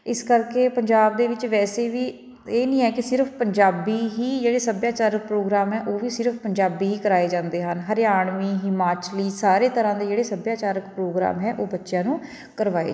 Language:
Punjabi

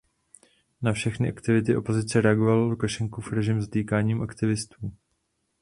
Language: Czech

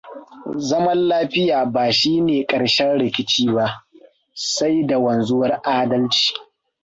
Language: Hausa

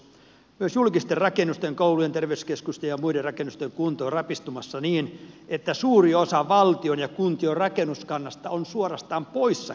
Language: Finnish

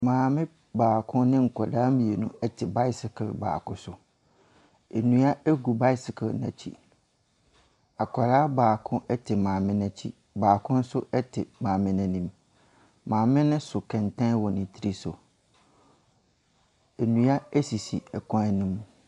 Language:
Akan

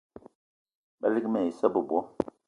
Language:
Eton (Cameroon)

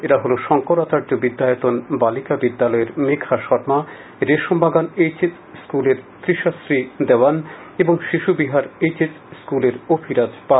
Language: Bangla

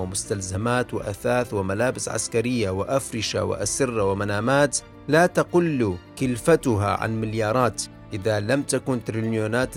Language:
Arabic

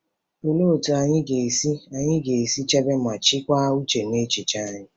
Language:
Igbo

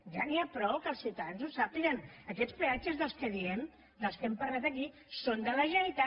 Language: Catalan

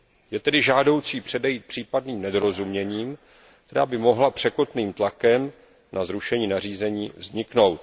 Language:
Czech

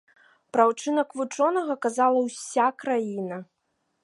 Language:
Belarusian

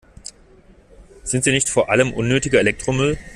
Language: German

